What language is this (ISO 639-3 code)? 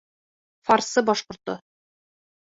bak